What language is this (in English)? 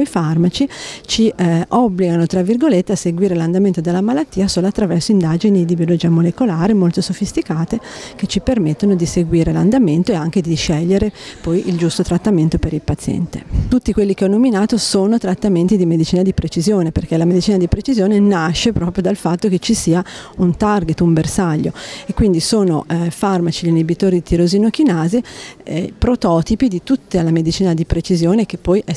Italian